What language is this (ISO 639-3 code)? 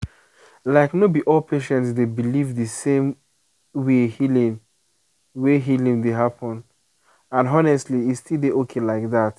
pcm